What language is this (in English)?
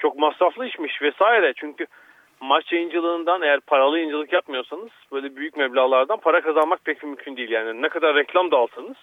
Turkish